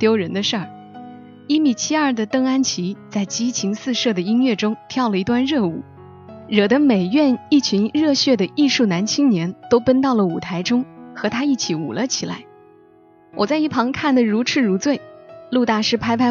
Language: Chinese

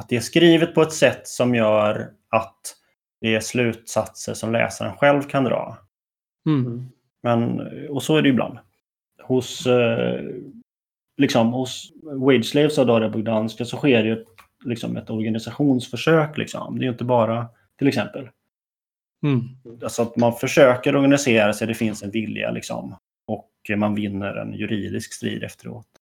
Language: Swedish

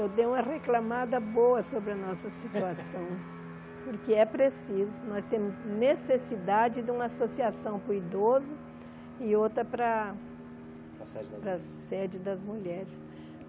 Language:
Portuguese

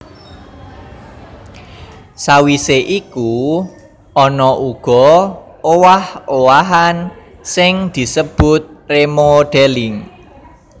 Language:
Javanese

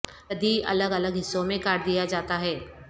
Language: Urdu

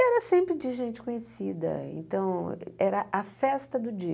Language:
Portuguese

